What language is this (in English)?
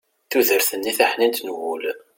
Kabyle